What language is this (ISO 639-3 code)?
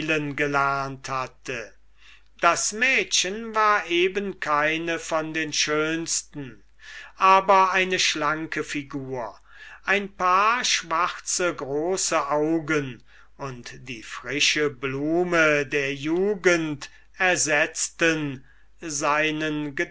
deu